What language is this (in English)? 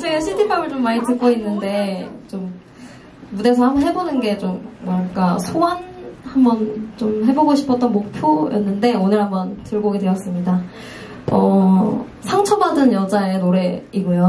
Korean